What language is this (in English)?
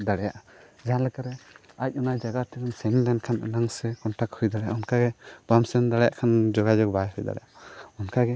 Santali